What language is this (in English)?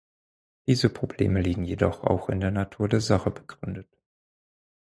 German